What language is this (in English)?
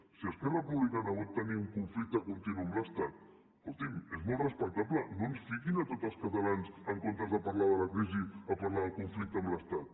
Catalan